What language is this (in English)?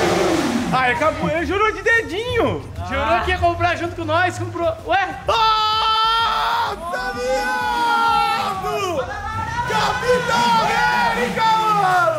Portuguese